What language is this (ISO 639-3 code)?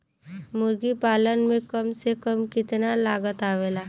bho